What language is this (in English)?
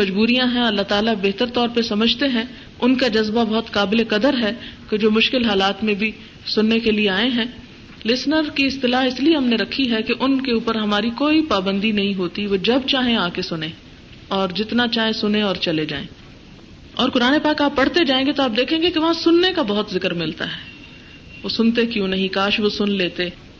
Urdu